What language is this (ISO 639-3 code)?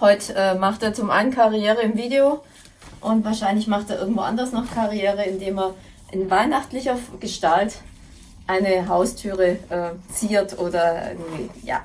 deu